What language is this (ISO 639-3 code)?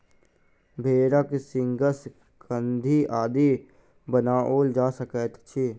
mai